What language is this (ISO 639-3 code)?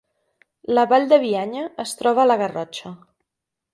cat